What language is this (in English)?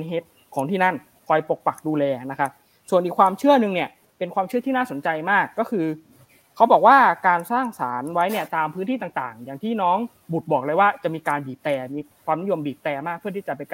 Thai